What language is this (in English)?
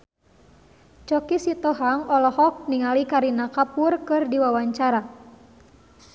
Sundanese